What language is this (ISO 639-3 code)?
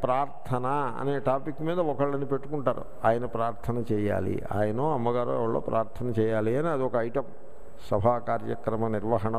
hin